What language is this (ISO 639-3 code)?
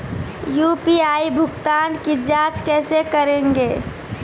mai